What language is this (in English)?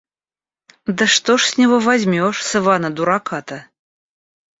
Russian